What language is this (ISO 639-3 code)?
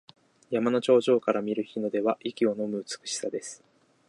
jpn